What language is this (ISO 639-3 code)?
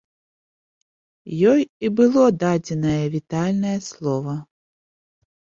bel